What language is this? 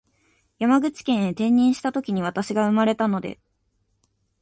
Japanese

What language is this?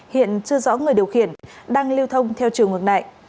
Vietnamese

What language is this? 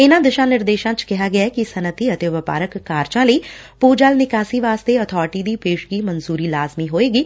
Punjabi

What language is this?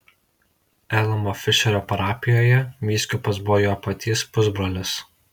Lithuanian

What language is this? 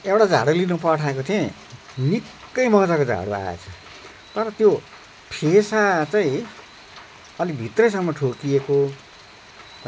Nepali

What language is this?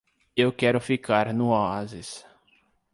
Portuguese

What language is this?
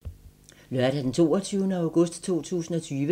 Danish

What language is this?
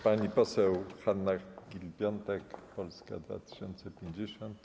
Polish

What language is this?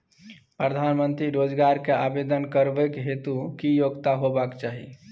Maithili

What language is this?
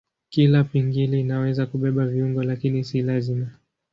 Swahili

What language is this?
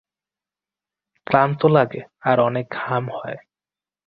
Bangla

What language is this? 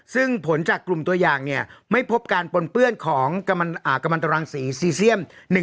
Thai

